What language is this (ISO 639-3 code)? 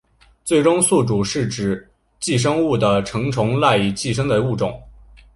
zho